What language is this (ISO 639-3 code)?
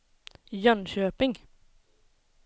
swe